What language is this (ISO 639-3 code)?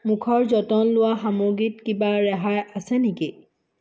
asm